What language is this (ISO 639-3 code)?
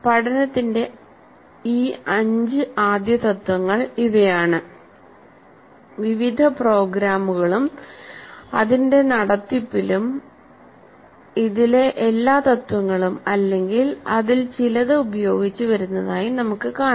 mal